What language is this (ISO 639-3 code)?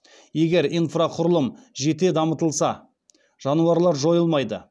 kaz